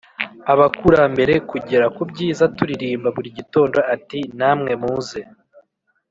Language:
Kinyarwanda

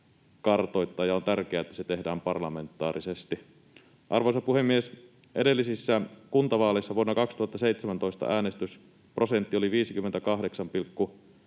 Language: Finnish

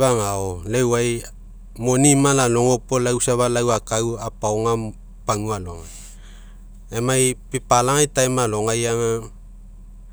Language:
Mekeo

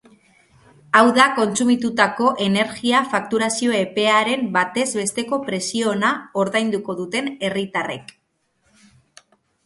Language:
Basque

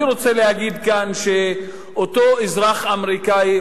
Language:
Hebrew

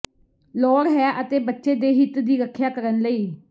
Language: Punjabi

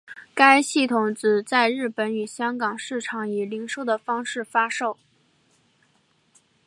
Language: Chinese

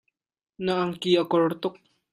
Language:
Hakha Chin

